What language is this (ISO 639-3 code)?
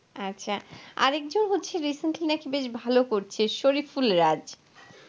ben